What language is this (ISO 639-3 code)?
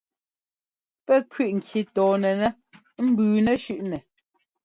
jgo